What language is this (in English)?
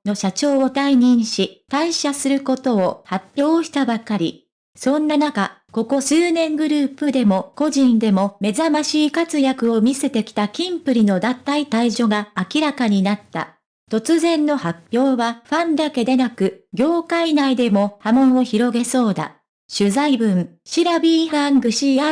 Japanese